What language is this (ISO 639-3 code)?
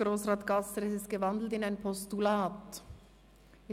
gsw